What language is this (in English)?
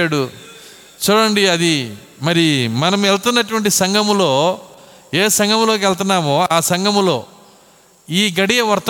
Telugu